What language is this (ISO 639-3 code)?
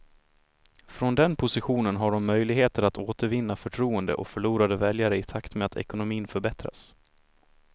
swe